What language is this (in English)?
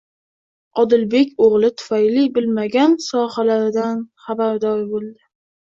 Uzbek